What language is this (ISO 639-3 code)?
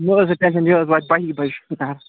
kas